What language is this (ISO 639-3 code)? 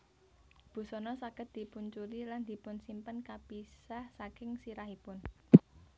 jav